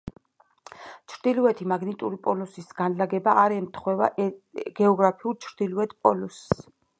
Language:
Georgian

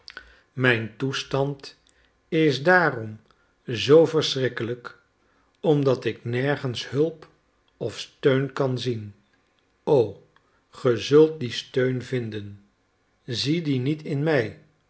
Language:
Dutch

